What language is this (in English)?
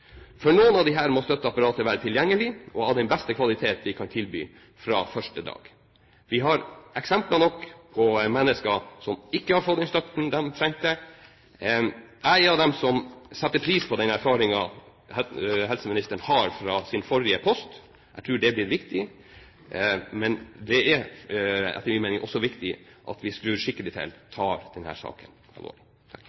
Norwegian Bokmål